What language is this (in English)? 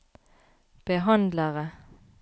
Norwegian